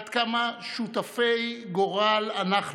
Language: Hebrew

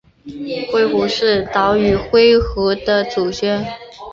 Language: Chinese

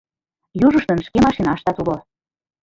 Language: Mari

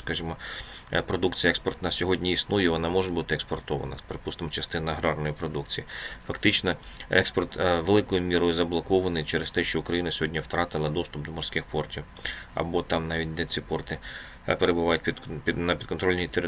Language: Ukrainian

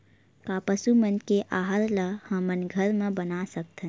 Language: Chhattisgarhi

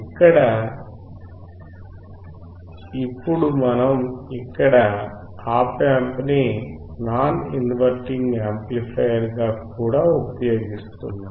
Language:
Telugu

